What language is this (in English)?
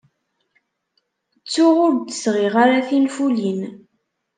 Kabyle